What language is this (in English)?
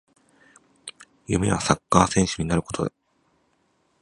Japanese